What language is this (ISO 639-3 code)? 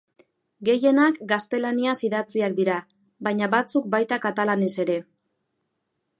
eus